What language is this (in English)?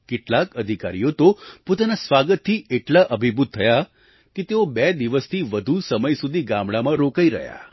Gujarati